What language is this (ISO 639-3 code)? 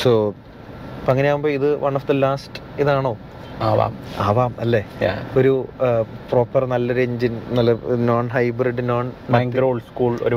mal